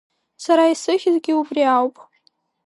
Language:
Abkhazian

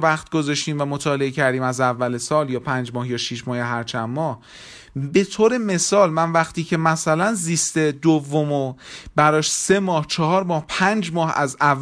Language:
Persian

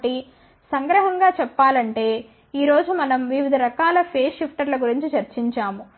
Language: Telugu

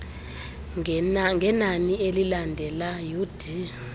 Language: Xhosa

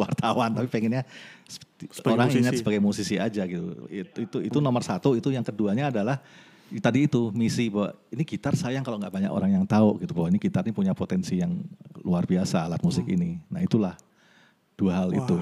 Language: Indonesian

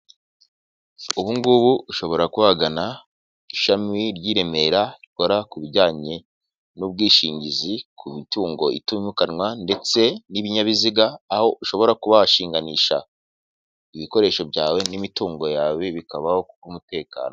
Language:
Kinyarwanda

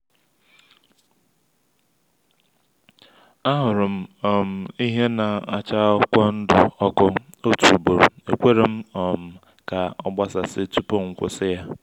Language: Igbo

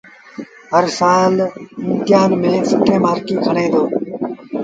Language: Sindhi Bhil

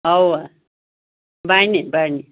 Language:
Kashmiri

